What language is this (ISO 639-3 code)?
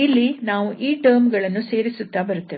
kan